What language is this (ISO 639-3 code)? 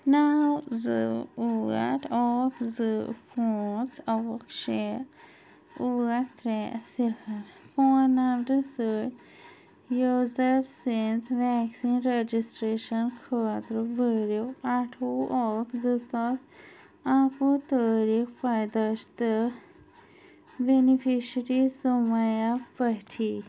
kas